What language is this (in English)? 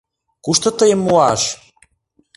Mari